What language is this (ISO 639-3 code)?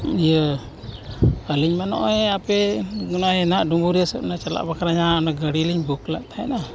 sat